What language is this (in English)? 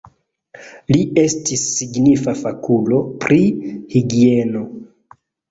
Esperanto